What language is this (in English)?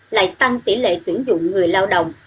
Vietnamese